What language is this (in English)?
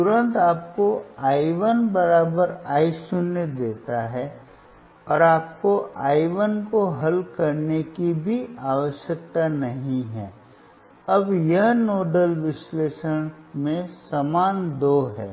Hindi